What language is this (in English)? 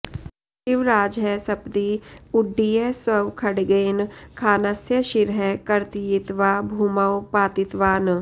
Sanskrit